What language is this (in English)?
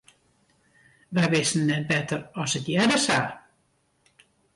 Western Frisian